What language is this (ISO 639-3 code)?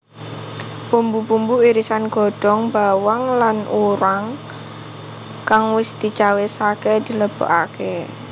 jav